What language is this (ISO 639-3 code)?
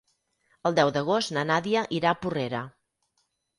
cat